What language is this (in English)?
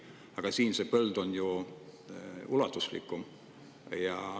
Estonian